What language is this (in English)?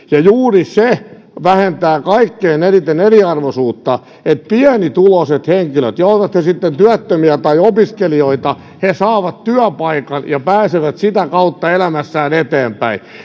Finnish